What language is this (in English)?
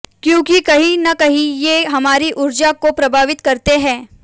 Hindi